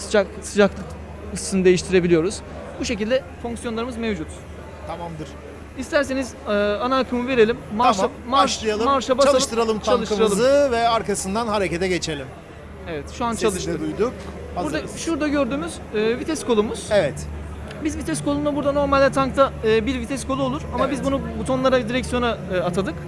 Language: Turkish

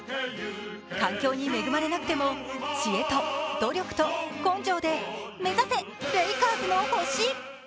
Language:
Japanese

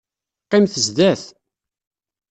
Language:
Kabyle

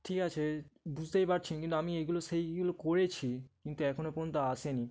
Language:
Bangla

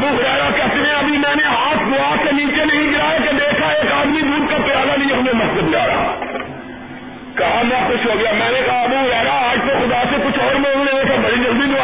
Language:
Urdu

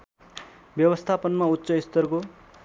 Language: Nepali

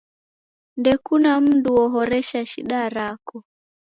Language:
Taita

